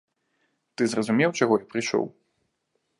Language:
Belarusian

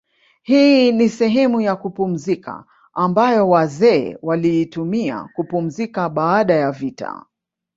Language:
Swahili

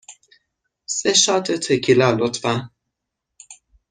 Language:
Persian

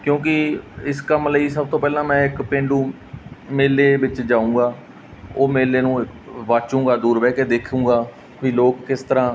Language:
Punjabi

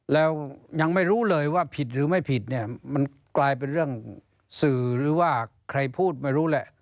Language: Thai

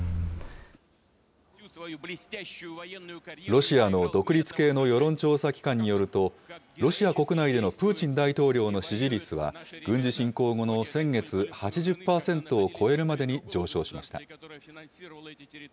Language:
Japanese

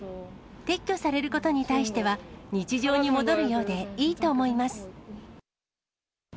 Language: Japanese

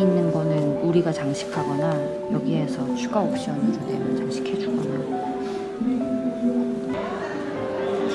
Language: Korean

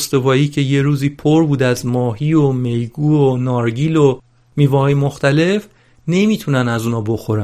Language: Persian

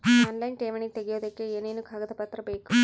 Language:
Kannada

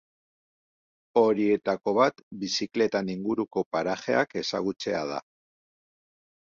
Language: Basque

